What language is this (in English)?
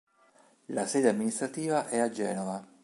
Italian